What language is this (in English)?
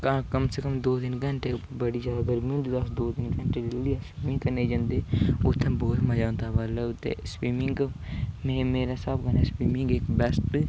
Dogri